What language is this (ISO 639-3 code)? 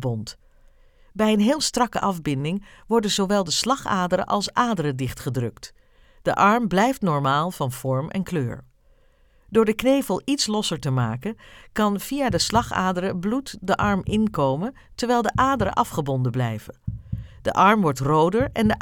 nld